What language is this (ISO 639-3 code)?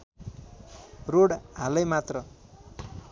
nep